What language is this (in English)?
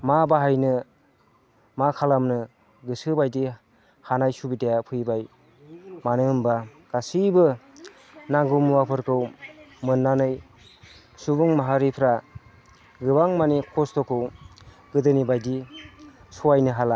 Bodo